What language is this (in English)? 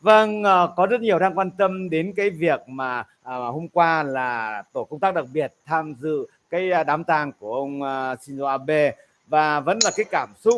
Vietnamese